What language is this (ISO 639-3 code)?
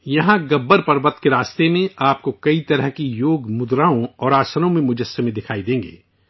urd